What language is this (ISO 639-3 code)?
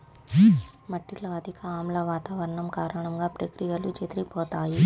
tel